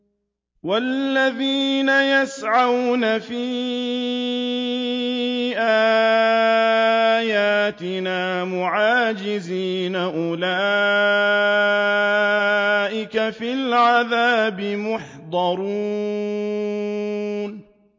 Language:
Arabic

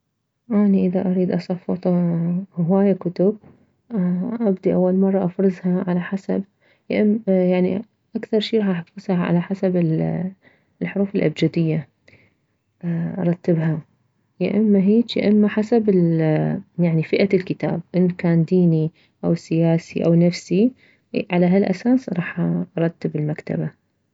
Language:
Mesopotamian Arabic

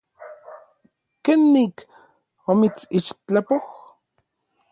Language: Orizaba Nahuatl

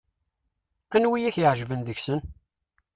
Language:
Kabyle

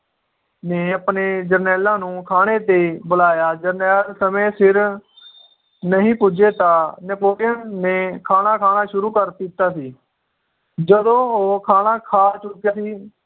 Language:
Punjabi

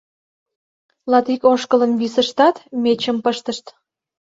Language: Mari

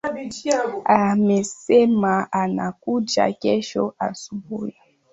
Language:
Swahili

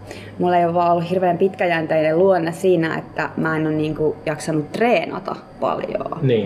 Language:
Finnish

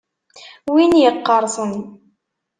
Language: Kabyle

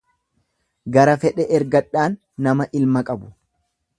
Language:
Oromo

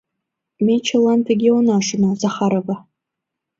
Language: Mari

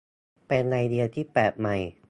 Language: Thai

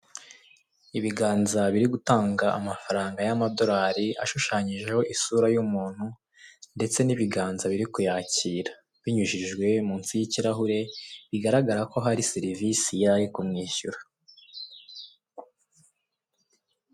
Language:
Kinyarwanda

